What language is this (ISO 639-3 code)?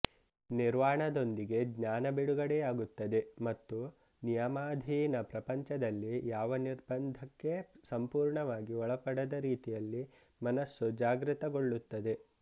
kan